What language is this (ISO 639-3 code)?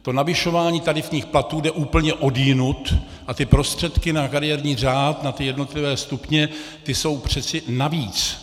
ces